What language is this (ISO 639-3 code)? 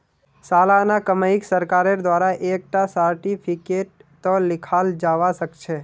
mag